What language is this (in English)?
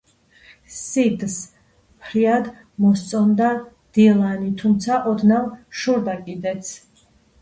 Georgian